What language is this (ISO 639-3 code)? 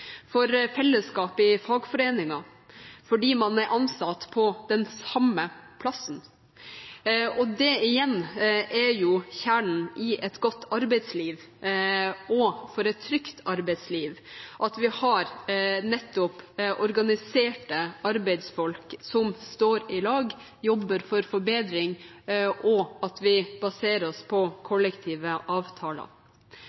nob